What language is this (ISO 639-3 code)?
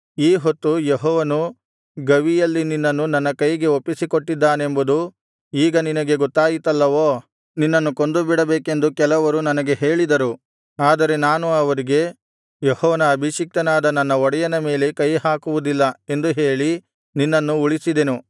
kan